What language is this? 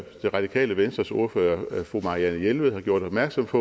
Danish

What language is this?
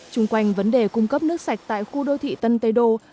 Vietnamese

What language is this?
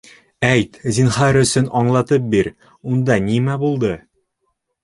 Bashkir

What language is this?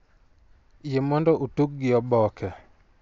Luo (Kenya and Tanzania)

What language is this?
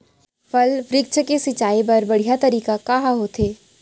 Chhattisgarhi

